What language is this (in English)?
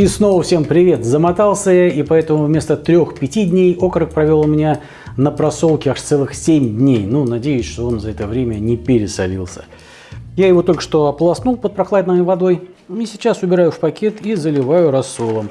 Russian